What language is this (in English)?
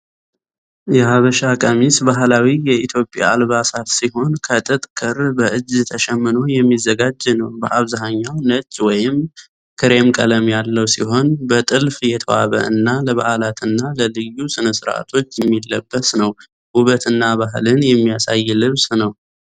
Amharic